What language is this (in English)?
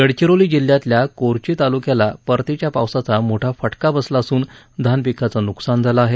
Marathi